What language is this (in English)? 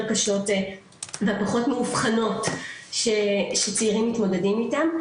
Hebrew